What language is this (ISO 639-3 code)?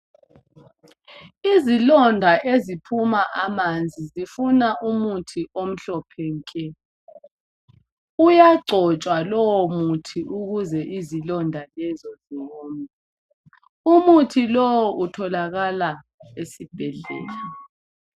nde